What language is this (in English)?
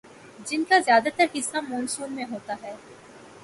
Urdu